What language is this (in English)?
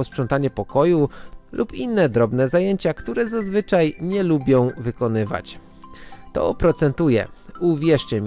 Polish